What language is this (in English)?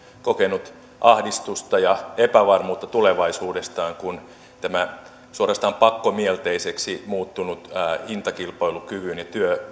Finnish